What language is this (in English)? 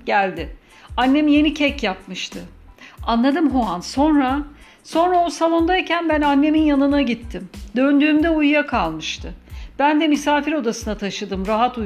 Turkish